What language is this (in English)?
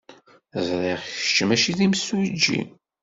Kabyle